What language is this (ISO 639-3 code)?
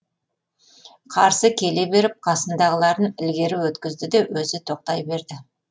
kaz